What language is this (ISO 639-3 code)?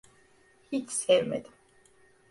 tur